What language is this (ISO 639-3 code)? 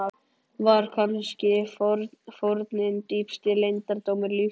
isl